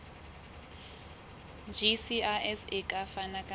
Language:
Southern Sotho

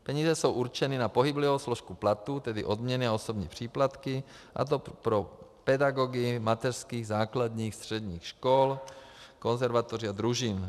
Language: Czech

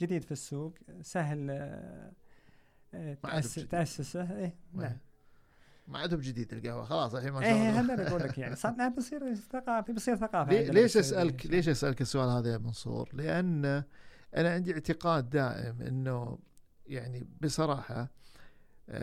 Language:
Arabic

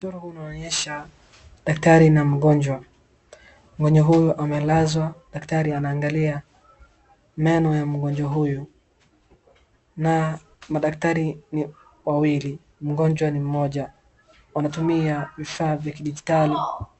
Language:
Swahili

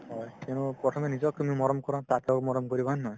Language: Assamese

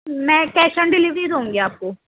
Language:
Urdu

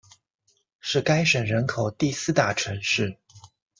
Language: Chinese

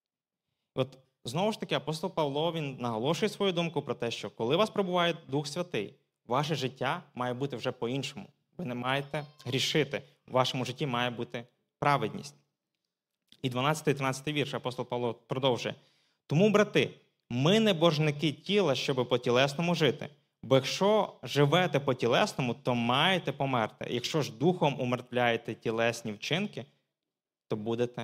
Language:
Ukrainian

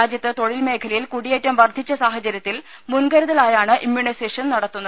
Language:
Malayalam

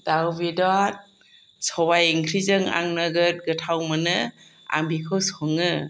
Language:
Bodo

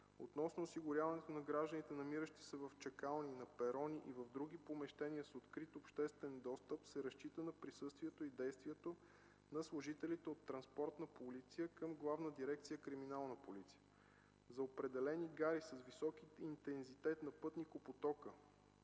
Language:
Bulgarian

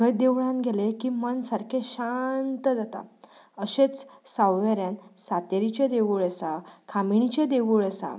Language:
Konkani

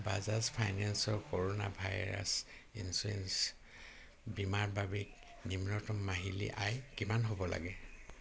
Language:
Assamese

